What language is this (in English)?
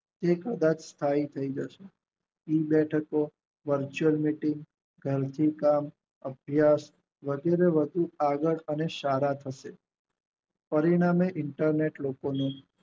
Gujarati